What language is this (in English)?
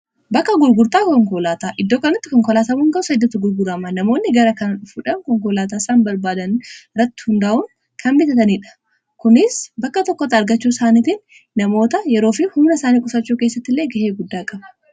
Oromo